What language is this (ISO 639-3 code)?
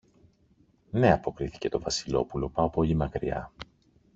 ell